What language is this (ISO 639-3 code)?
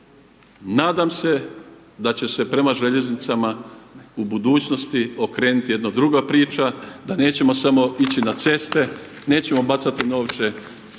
hrv